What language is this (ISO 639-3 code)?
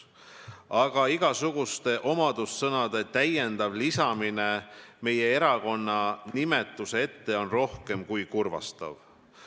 est